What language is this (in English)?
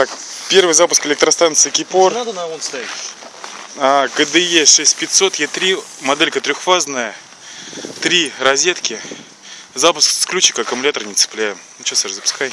Russian